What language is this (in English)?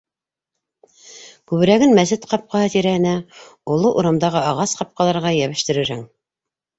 Bashkir